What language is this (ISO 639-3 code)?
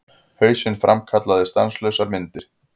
isl